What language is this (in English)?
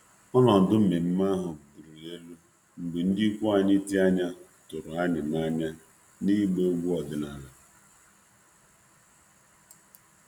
Igbo